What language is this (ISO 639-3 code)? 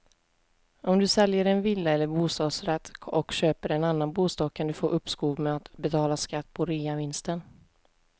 swe